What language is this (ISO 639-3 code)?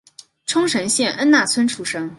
zho